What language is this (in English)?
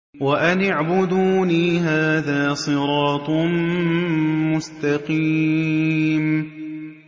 Arabic